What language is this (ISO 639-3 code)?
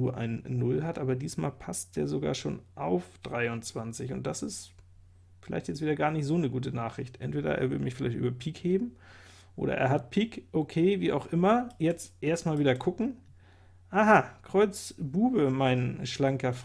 deu